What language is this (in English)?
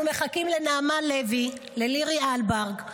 Hebrew